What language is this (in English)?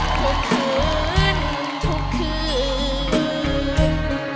Thai